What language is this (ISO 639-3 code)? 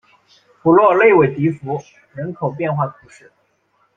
zho